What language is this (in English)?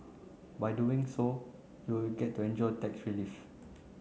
English